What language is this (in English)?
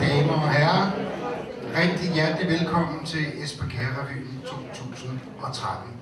Danish